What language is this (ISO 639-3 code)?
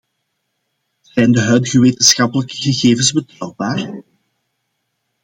nld